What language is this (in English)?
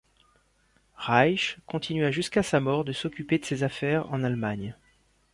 French